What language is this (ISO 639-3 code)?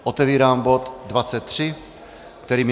ces